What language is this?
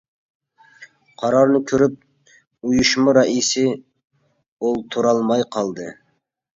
Uyghur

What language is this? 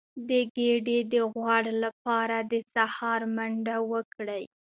Pashto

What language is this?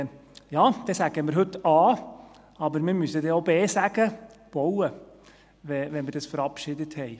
Swiss German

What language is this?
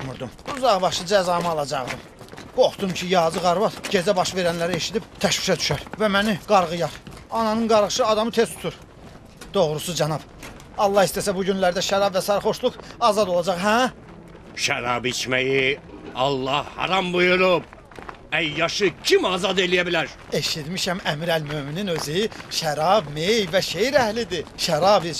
Turkish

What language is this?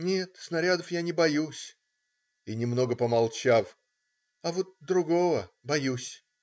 Russian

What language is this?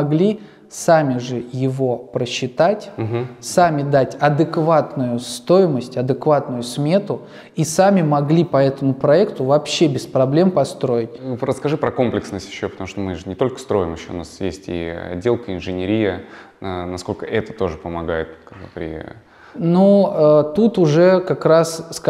Russian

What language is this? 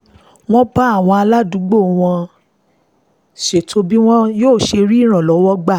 Yoruba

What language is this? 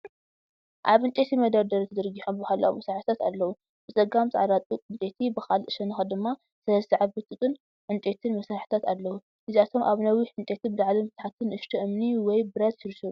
Tigrinya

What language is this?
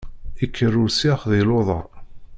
Kabyle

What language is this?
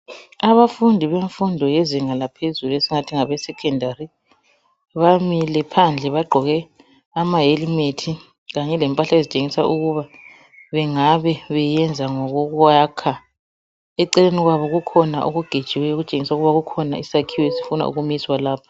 North Ndebele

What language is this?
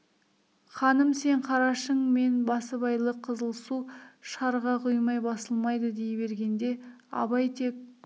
Kazakh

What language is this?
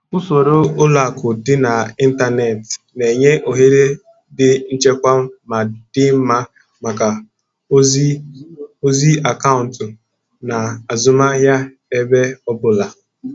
Igbo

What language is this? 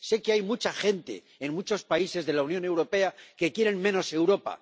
Spanish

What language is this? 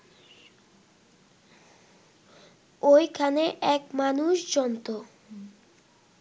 Bangla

